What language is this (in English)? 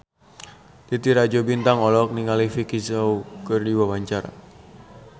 Sundanese